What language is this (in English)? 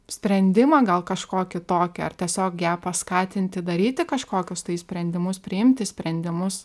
Lithuanian